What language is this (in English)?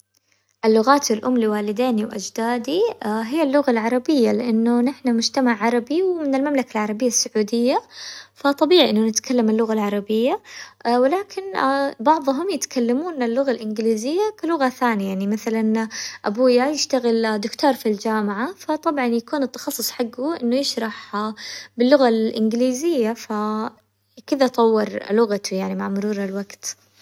Hijazi Arabic